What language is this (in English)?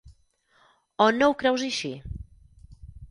Catalan